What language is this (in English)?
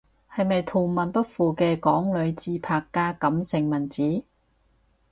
Cantonese